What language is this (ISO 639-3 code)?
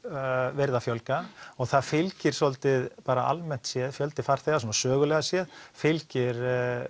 isl